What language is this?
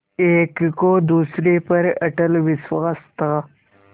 Hindi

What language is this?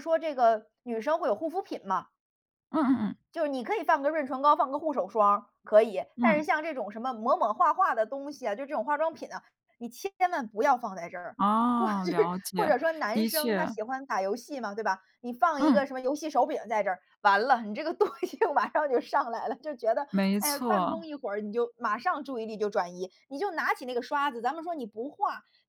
Chinese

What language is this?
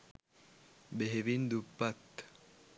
Sinhala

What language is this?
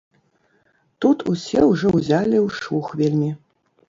Belarusian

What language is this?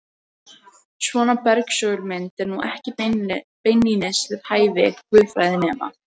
Icelandic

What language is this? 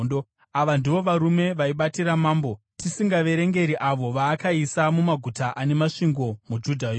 Shona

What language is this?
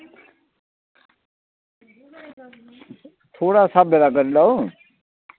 Dogri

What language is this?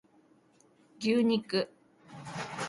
Japanese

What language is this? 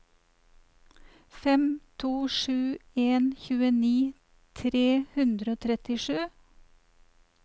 Norwegian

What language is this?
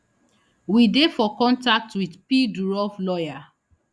Nigerian Pidgin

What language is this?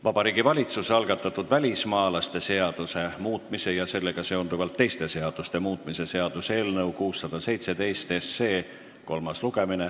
Estonian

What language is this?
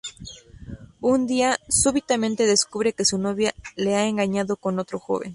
Spanish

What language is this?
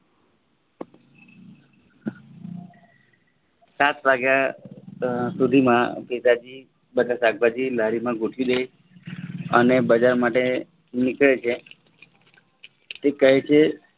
Gujarati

